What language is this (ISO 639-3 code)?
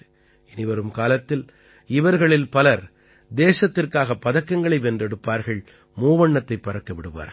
tam